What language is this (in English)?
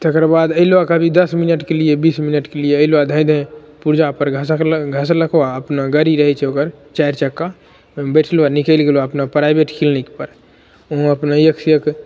Maithili